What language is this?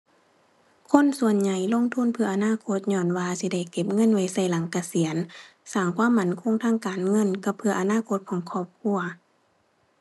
Thai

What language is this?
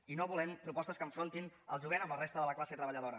Catalan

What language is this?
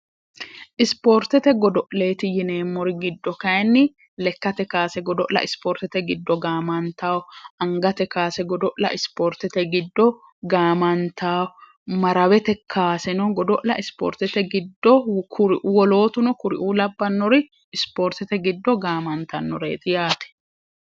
Sidamo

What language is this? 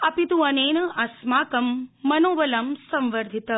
Sanskrit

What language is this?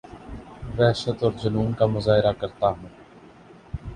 Urdu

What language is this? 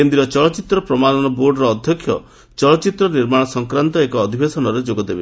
Odia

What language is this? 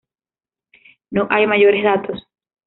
Spanish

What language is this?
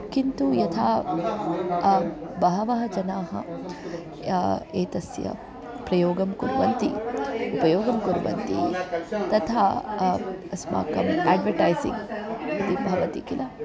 Sanskrit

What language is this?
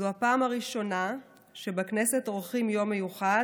Hebrew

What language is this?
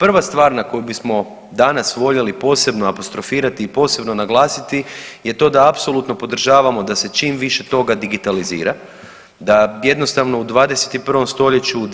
Croatian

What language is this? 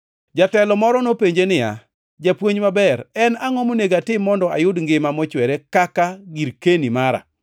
Luo (Kenya and Tanzania)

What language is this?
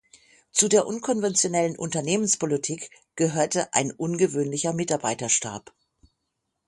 German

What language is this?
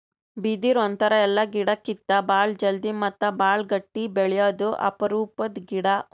Kannada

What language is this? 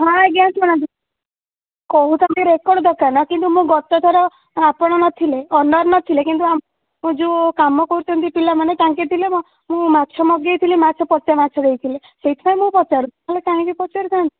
Odia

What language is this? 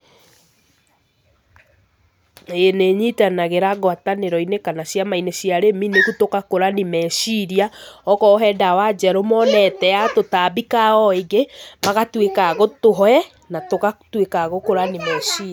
Kikuyu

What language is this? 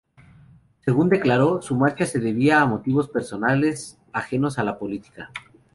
Spanish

